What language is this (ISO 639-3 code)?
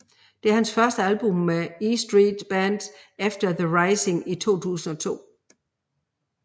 dan